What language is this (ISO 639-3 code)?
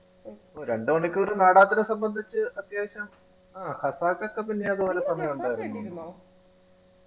mal